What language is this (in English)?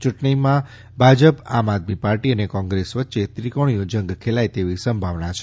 Gujarati